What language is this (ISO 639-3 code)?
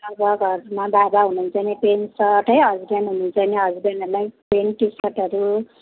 nep